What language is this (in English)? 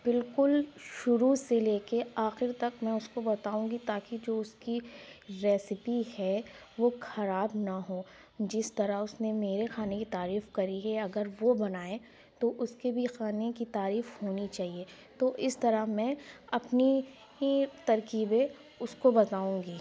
Urdu